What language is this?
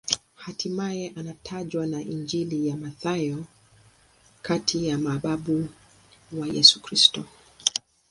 Swahili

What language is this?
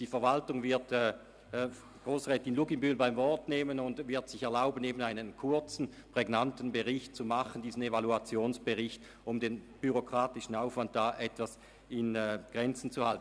Swiss German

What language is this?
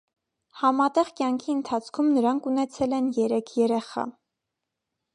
Armenian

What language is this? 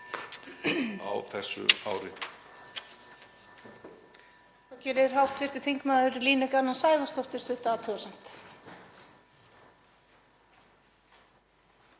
Icelandic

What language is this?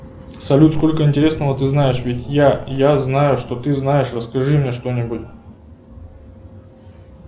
Russian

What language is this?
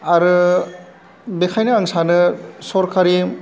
Bodo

